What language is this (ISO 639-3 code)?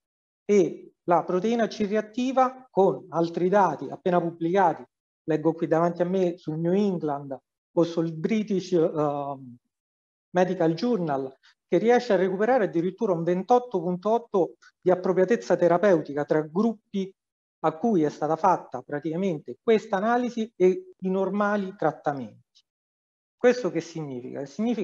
ita